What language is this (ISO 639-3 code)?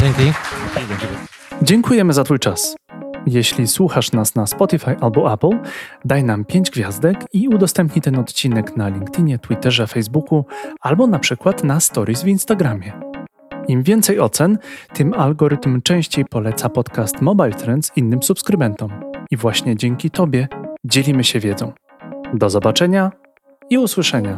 pol